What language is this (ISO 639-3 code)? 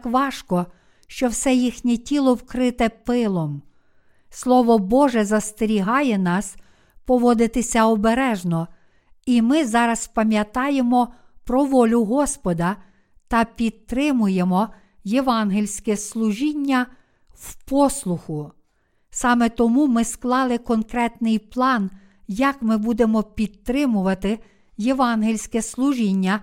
ukr